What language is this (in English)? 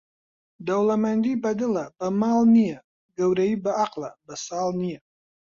Central Kurdish